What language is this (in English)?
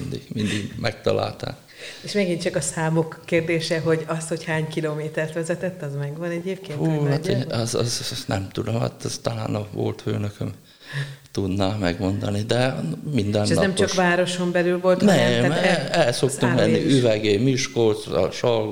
Hungarian